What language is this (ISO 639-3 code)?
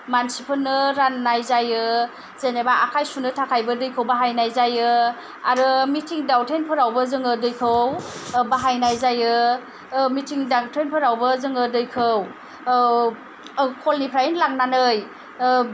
brx